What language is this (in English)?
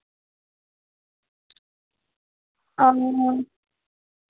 Dogri